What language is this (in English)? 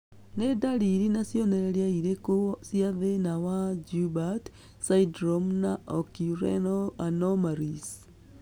Kikuyu